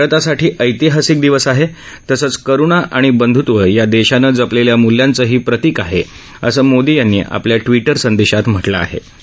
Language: Marathi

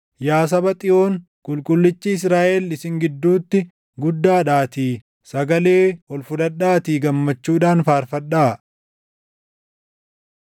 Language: Oromo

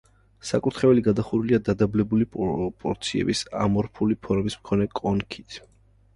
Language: Georgian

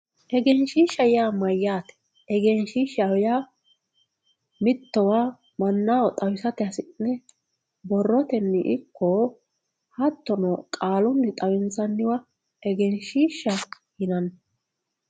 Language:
Sidamo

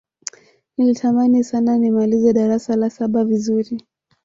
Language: Swahili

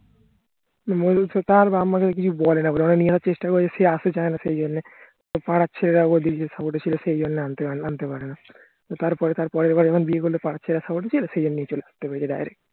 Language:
Bangla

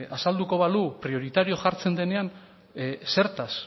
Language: Basque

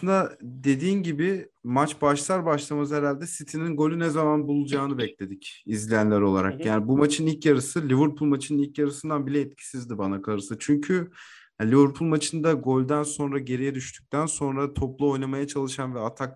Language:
Turkish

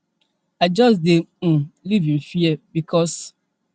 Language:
Nigerian Pidgin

